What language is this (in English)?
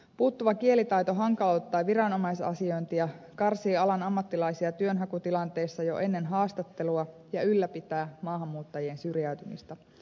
Finnish